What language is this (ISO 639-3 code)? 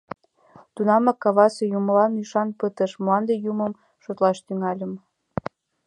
chm